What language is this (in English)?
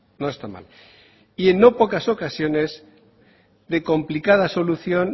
Spanish